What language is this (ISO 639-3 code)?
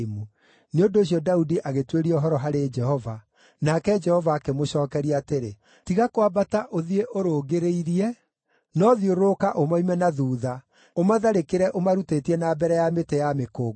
kik